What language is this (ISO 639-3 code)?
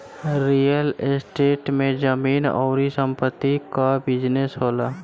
bho